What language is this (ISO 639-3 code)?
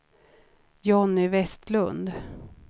swe